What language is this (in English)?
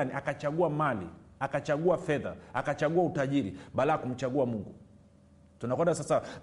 Swahili